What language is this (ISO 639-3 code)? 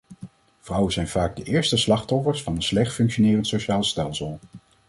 nld